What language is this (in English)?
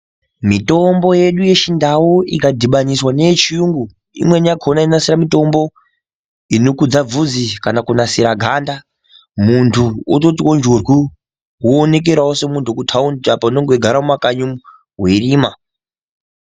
Ndau